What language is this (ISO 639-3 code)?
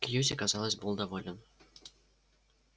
rus